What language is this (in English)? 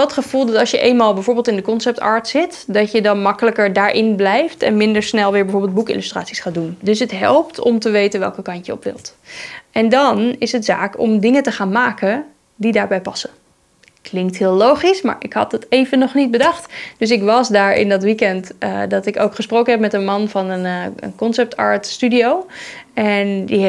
Dutch